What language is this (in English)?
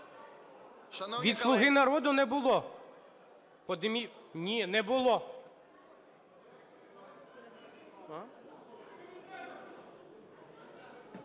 Ukrainian